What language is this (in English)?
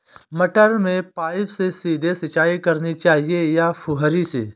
Hindi